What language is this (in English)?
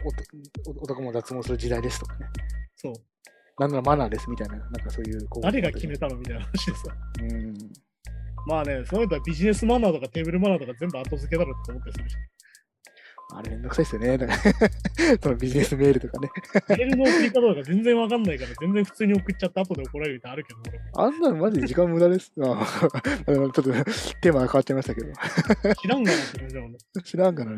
Japanese